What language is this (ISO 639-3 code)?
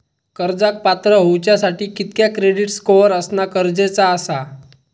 mar